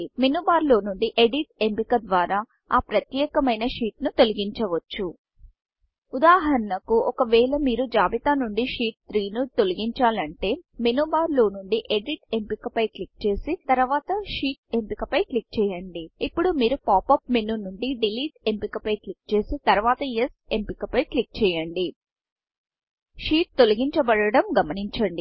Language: Telugu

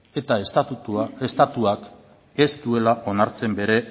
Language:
Basque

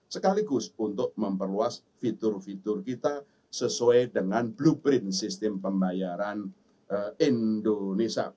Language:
Indonesian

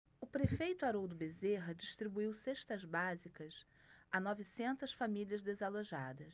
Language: Portuguese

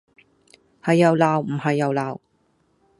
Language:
Cantonese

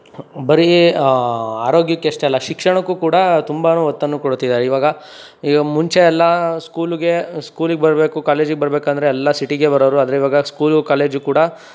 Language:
Kannada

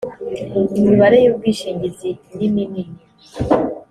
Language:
Kinyarwanda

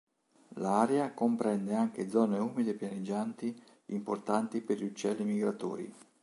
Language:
Italian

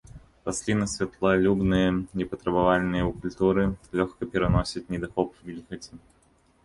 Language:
Belarusian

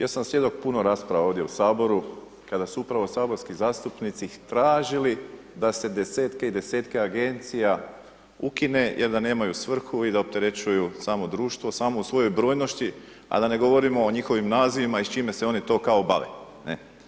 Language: Croatian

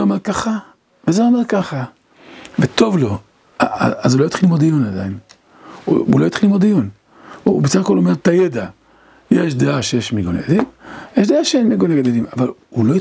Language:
Hebrew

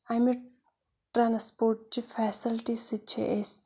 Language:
Kashmiri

